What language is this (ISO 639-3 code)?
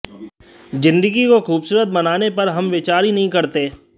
hin